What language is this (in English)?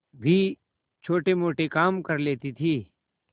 Hindi